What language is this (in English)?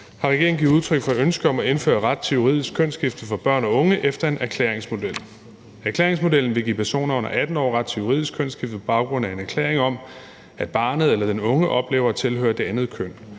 Danish